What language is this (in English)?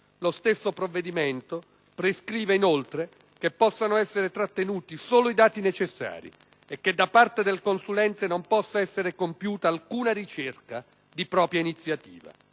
Italian